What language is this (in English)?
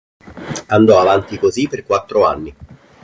Italian